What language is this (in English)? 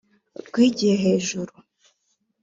Kinyarwanda